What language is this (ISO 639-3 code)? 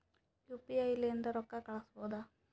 kan